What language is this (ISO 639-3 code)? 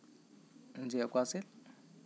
sat